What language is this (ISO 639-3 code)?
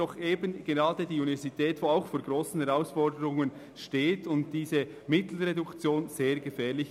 gsw